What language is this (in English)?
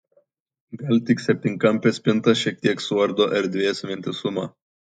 Lithuanian